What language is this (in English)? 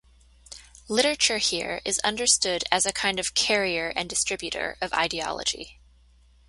English